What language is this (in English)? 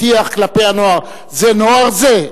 Hebrew